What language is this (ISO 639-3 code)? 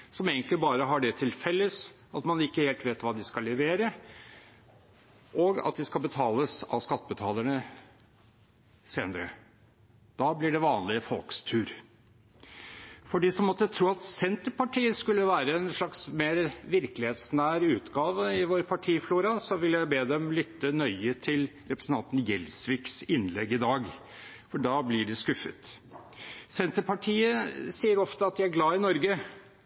nob